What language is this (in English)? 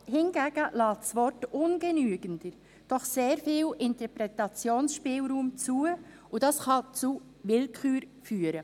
Swiss German